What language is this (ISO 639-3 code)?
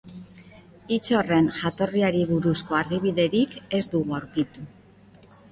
eus